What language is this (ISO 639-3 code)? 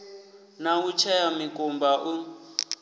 ven